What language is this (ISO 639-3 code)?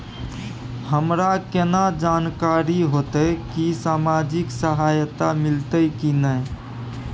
mai